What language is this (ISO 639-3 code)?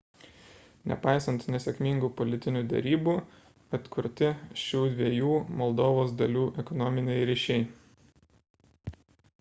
lit